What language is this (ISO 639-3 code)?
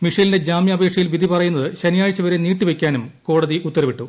mal